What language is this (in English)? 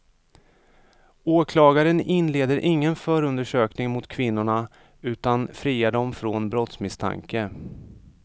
Swedish